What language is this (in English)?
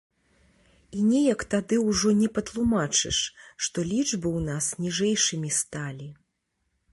Belarusian